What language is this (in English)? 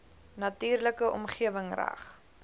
Afrikaans